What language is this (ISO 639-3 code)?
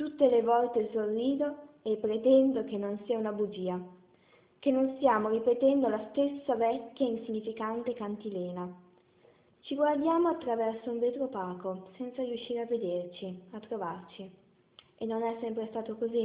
ita